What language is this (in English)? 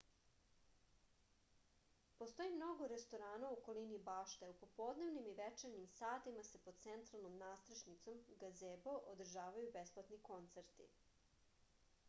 Serbian